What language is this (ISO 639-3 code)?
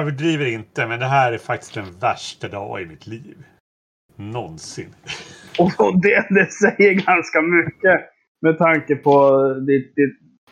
swe